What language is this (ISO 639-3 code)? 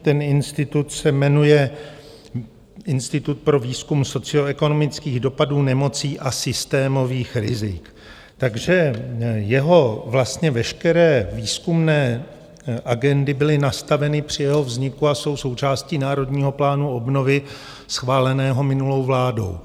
ces